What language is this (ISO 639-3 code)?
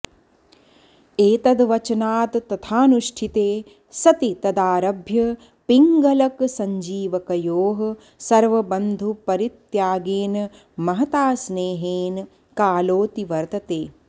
san